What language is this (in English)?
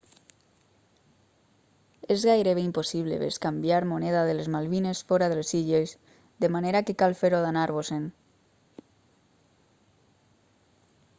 Catalan